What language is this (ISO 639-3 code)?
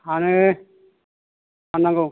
brx